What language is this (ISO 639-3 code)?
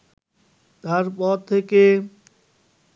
ben